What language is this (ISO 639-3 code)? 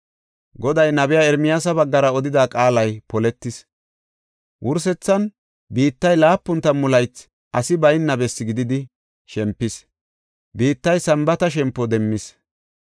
gof